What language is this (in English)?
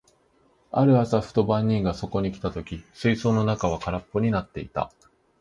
Japanese